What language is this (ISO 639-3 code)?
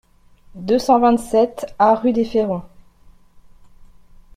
fra